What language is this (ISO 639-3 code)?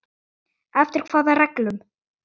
isl